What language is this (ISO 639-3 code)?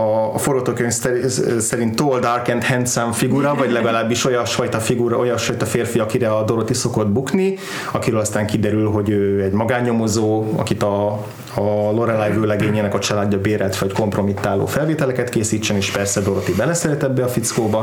hun